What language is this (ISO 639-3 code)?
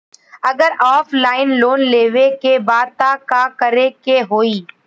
bho